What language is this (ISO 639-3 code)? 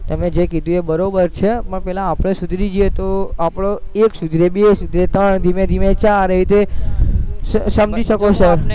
guj